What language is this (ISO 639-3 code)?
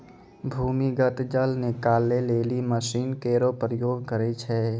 mai